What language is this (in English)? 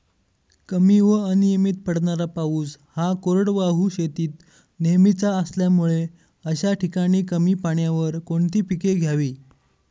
Marathi